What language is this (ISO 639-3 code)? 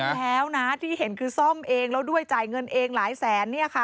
tha